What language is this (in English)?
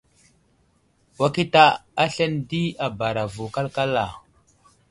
Wuzlam